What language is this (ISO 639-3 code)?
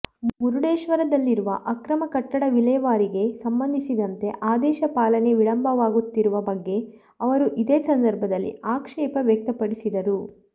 kan